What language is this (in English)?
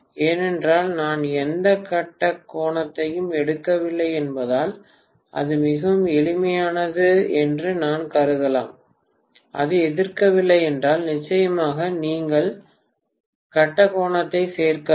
Tamil